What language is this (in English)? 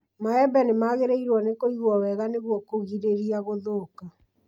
Kikuyu